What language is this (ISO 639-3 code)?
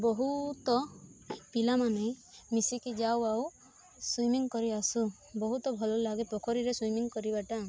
ori